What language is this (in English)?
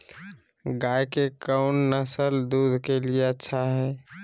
Magahi